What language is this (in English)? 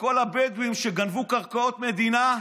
Hebrew